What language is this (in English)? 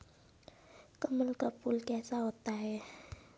Hindi